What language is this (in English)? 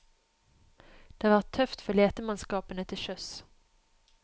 Norwegian